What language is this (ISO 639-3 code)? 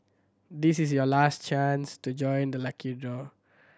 eng